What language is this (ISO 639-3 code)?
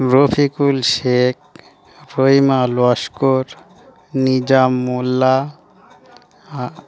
ben